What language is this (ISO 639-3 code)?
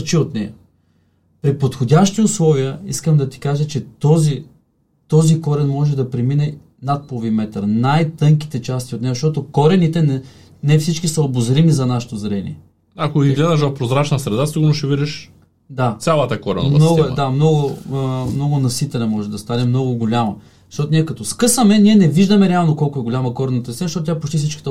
bul